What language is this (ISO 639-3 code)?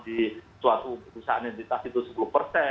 ind